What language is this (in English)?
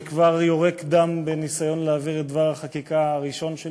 Hebrew